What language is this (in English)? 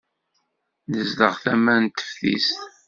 Kabyle